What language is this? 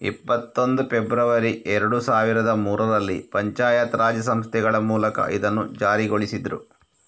Kannada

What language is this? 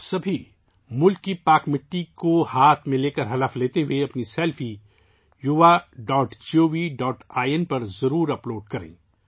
Urdu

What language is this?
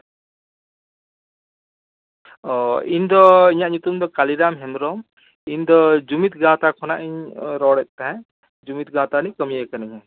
Santali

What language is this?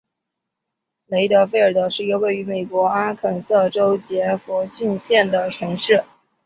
Chinese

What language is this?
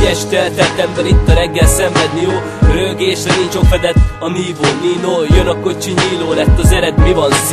Hungarian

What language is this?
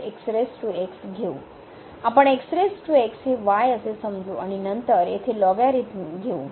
Marathi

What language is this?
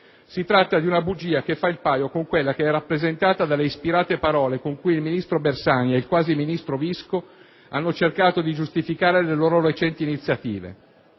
Italian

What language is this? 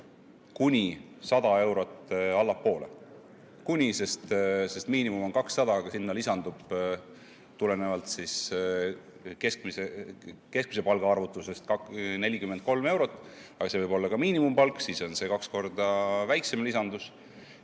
Estonian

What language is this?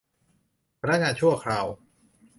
Thai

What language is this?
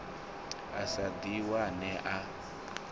Venda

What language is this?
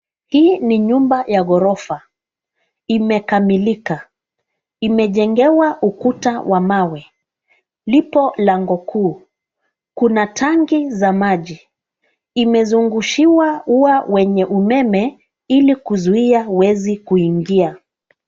Swahili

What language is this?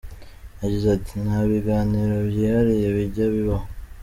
Kinyarwanda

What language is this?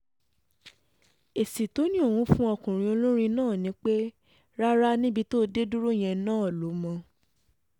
Yoruba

